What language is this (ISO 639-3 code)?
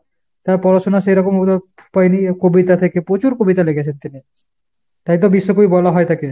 ben